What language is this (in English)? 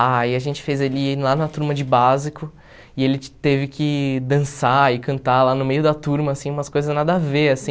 Portuguese